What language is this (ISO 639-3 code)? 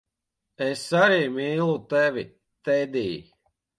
lav